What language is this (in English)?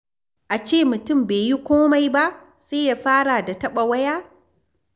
Hausa